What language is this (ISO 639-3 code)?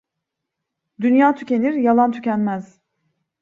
tur